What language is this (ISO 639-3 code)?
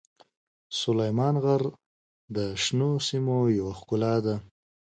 pus